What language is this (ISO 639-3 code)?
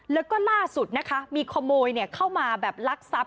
tha